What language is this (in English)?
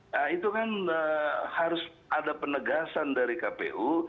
Indonesian